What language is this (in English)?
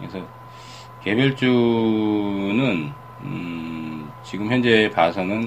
Korean